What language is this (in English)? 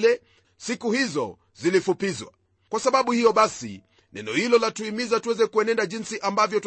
Swahili